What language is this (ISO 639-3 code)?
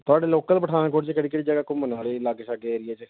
pan